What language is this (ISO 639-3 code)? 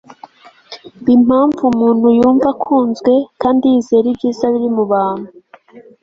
kin